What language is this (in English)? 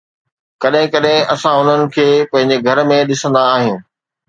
Sindhi